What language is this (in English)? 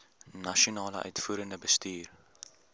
Afrikaans